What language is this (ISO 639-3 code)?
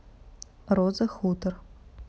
rus